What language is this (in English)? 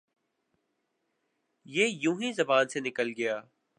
Urdu